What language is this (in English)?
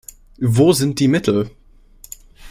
German